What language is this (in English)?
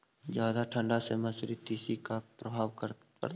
Magahi